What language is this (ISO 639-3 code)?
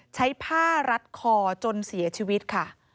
tha